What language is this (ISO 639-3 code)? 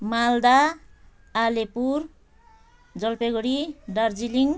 nep